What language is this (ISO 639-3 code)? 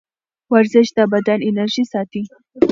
pus